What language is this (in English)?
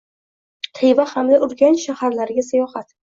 Uzbek